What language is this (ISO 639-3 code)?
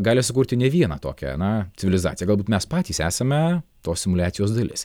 lit